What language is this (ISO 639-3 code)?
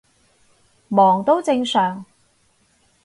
yue